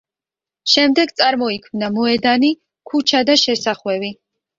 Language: Georgian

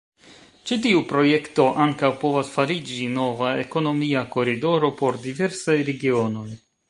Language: Esperanto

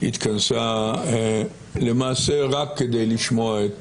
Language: Hebrew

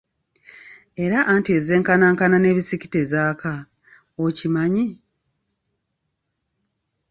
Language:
Ganda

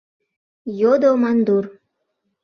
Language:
Mari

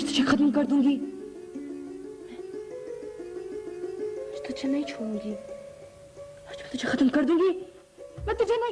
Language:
Urdu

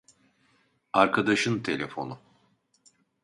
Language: Turkish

